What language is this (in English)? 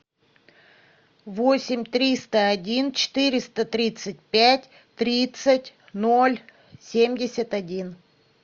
Russian